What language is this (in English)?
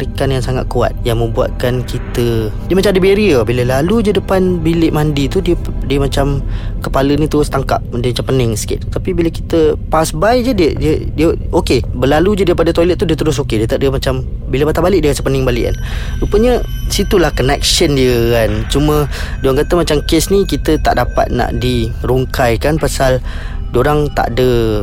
Malay